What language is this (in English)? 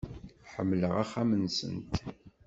Kabyle